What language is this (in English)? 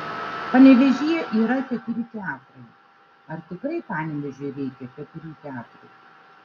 Lithuanian